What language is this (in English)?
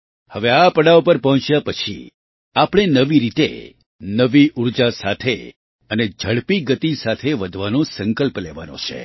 Gujarati